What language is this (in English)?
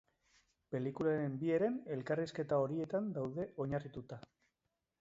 Basque